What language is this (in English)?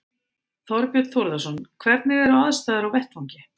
Icelandic